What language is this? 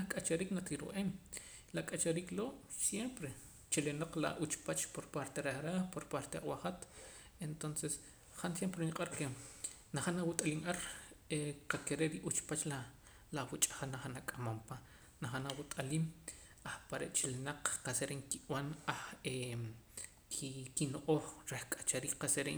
Poqomam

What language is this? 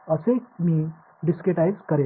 Tamil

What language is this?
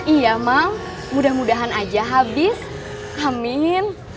Indonesian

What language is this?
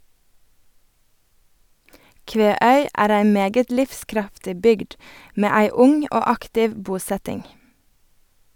Norwegian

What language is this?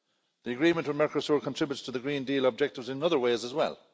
English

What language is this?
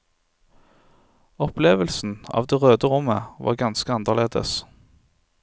Norwegian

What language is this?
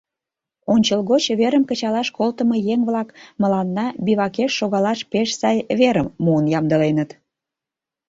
Mari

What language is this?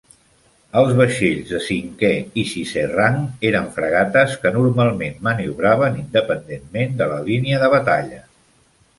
Catalan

